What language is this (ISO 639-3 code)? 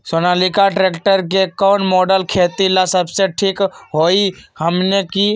mag